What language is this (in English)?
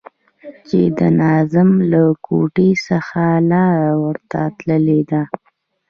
Pashto